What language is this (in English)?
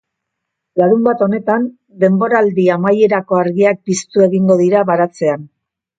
Basque